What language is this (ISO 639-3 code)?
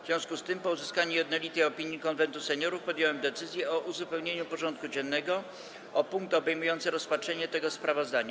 pol